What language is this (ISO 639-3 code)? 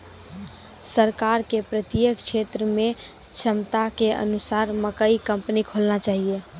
mai